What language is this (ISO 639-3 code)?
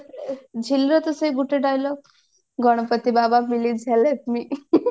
ori